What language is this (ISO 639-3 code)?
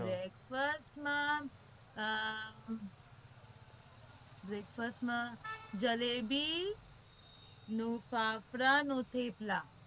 guj